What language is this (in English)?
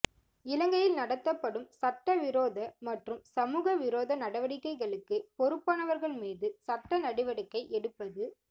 Tamil